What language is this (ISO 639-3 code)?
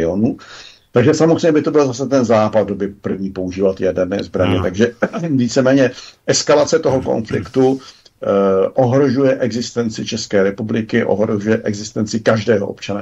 ces